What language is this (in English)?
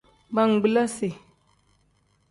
Tem